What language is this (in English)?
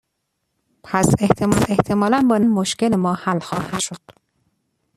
Persian